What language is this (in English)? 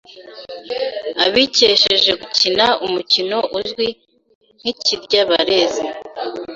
Kinyarwanda